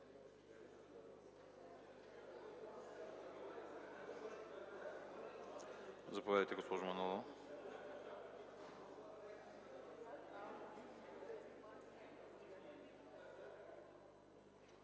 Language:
Bulgarian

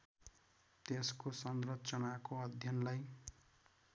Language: Nepali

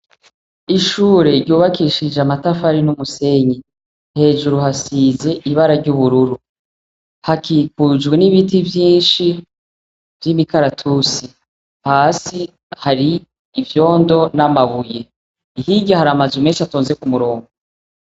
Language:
Rundi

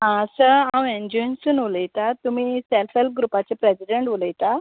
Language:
Konkani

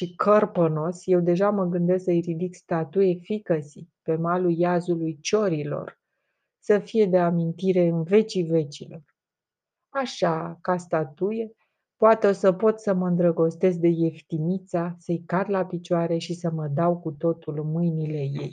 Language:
Romanian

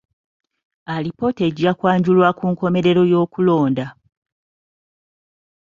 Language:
Ganda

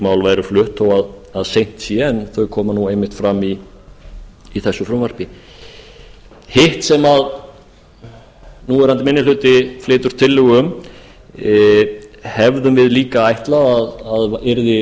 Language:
Icelandic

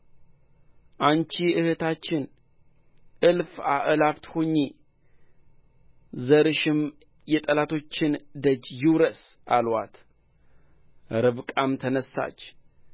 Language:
Amharic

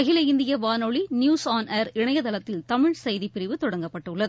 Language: Tamil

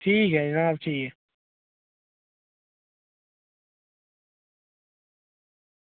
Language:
Dogri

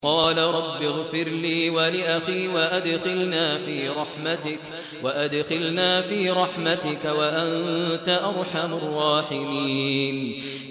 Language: Arabic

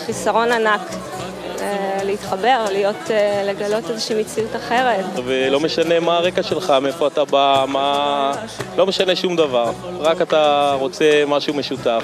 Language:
Hebrew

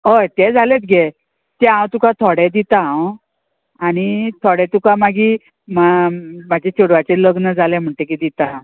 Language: Konkani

